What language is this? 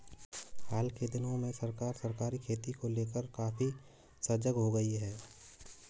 Hindi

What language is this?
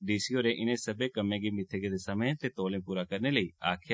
Dogri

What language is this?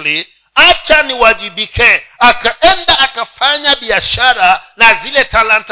Swahili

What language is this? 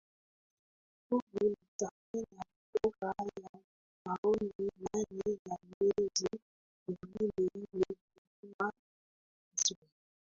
Swahili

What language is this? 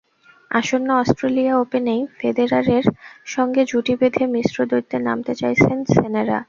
Bangla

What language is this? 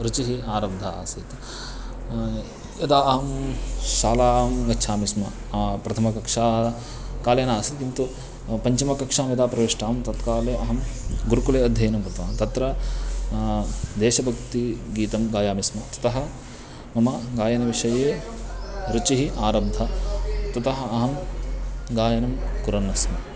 Sanskrit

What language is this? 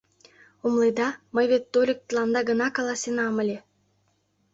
Mari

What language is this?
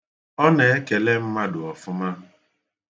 Igbo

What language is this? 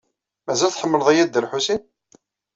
Kabyle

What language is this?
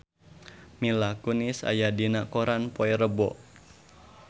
Sundanese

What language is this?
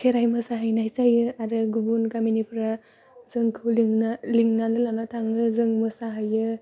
Bodo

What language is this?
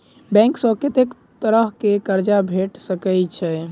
Maithili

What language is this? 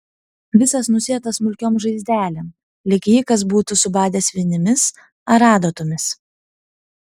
Lithuanian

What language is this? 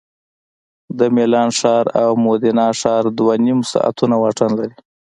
Pashto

